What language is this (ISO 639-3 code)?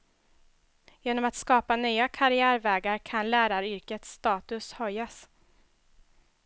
swe